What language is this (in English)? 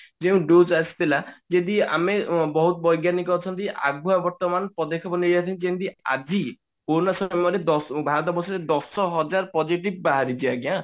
Odia